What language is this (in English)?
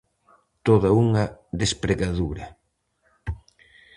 Galician